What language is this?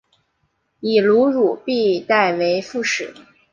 Chinese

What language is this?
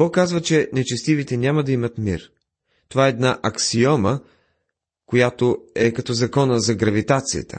Bulgarian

